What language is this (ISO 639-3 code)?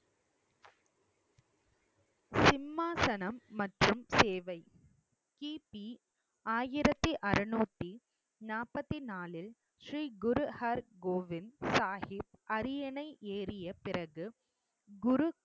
tam